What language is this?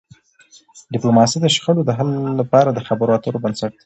Pashto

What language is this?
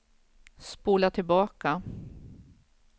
Swedish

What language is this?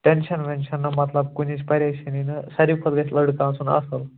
Kashmiri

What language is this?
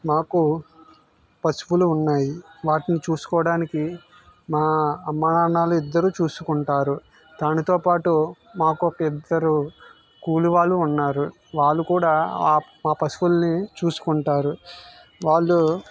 Telugu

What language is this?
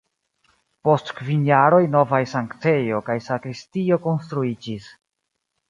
Esperanto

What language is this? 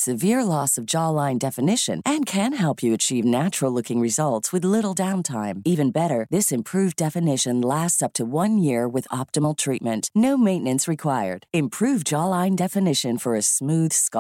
Filipino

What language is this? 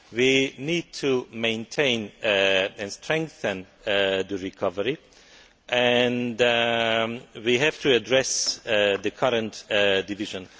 English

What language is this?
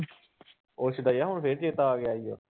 Punjabi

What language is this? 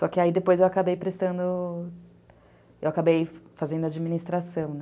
Portuguese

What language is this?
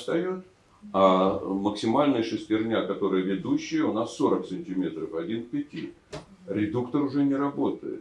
Russian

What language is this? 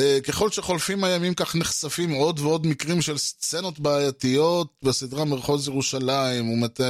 Hebrew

